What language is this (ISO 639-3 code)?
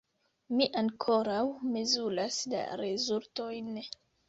epo